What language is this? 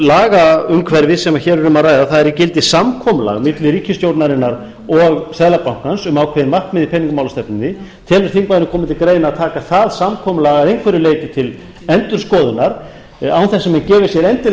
Icelandic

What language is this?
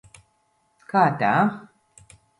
Latvian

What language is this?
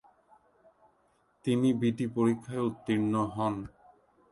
Bangla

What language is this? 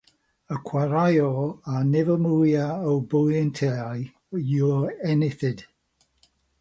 Welsh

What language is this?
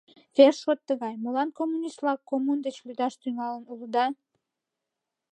Mari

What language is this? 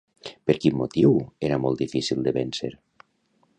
Catalan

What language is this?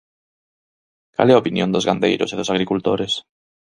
Galician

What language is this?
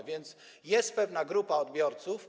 Polish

